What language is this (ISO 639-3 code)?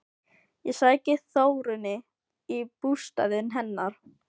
isl